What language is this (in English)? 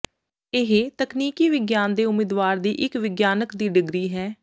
Punjabi